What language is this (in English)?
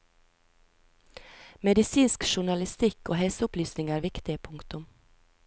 Norwegian